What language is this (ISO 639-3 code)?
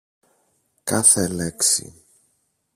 ell